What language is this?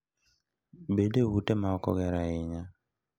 Luo (Kenya and Tanzania)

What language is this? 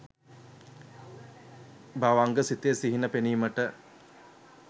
Sinhala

